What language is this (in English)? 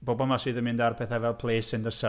Welsh